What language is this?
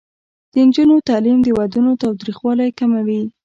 Pashto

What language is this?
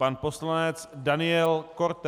Czech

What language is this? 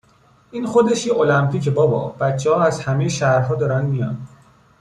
Persian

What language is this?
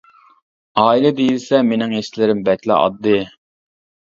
Uyghur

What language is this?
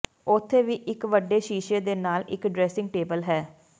Punjabi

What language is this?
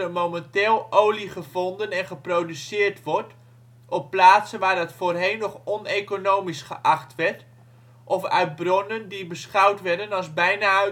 Dutch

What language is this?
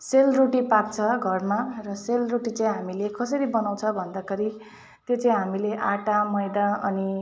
Nepali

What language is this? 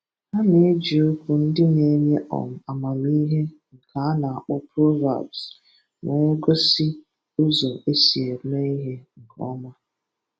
Igbo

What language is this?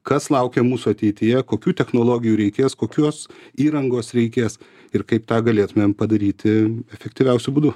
Lithuanian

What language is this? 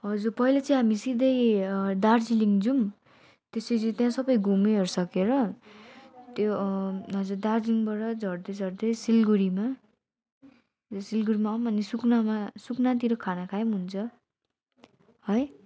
Nepali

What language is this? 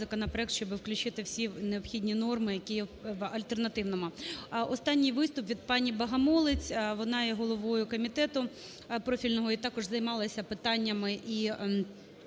Ukrainian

